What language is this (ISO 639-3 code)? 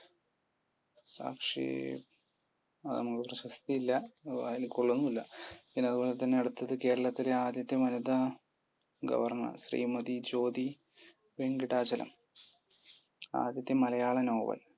mal